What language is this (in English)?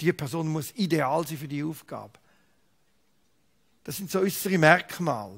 German